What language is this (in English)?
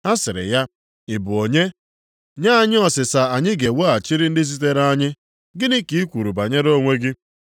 Igbo